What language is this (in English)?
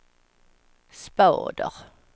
Swedish